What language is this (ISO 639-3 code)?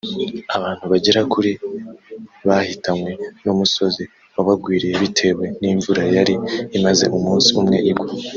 kin